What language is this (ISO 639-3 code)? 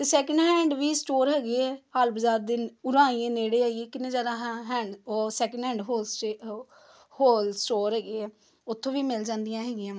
pan